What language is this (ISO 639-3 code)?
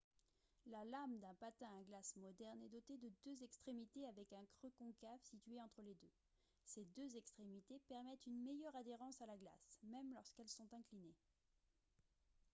fra